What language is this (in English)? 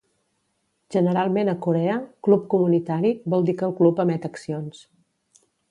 Catalan